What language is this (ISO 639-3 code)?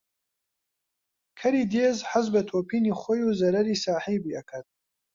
ckb